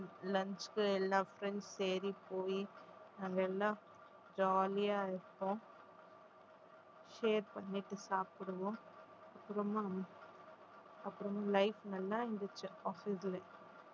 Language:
Tamil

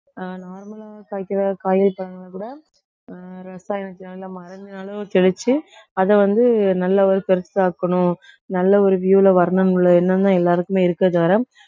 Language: Tamil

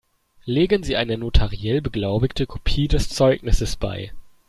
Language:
German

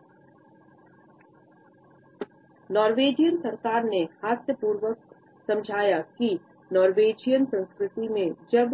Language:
Hindi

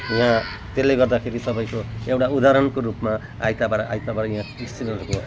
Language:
Nepali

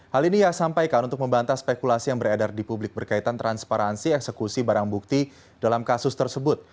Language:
Indonesian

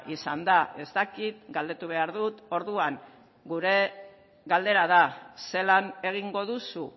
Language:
Basque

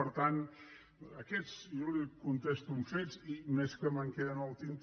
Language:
Catalan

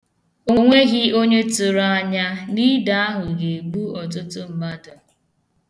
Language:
Igbo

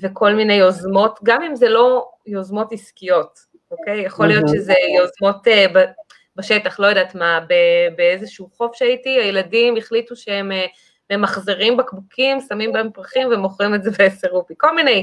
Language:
Hebrew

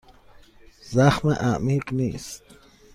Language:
Persian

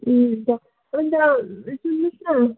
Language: Nepali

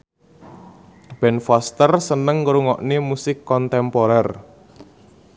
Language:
Javanese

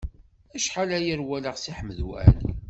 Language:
Kabyle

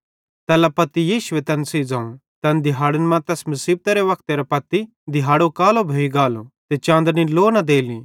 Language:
Bhadrawahi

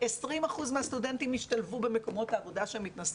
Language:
Hebrew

